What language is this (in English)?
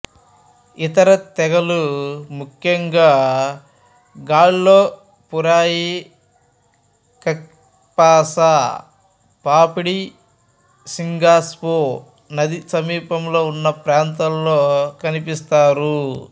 Telugu